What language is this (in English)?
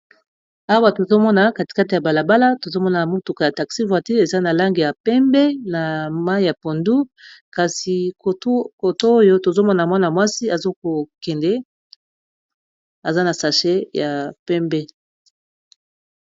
Lingala